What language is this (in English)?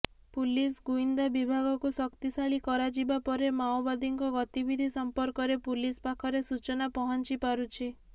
Odia